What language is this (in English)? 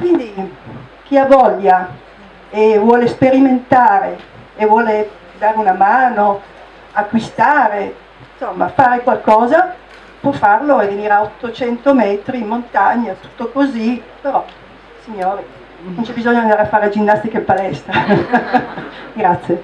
Italian